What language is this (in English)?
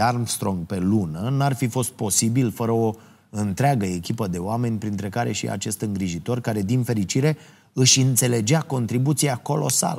Romanian